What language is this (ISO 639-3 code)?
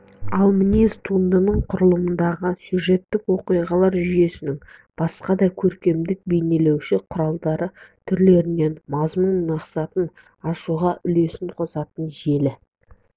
kaz